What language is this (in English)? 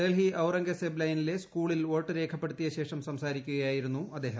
Malayalam